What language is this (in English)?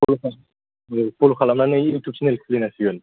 Bodo